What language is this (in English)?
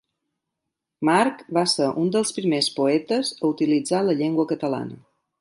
Catalan